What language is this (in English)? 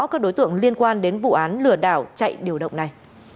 Vietnamese